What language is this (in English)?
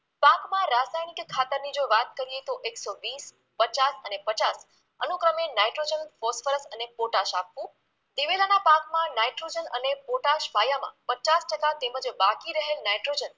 Gujarati